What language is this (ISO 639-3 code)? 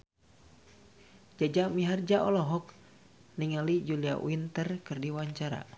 sun